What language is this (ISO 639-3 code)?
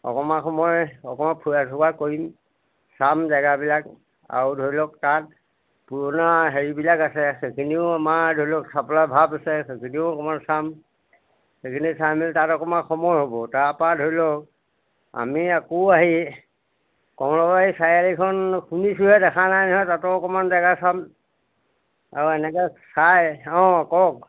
asm